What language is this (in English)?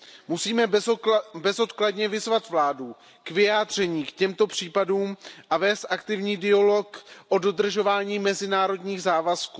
Czech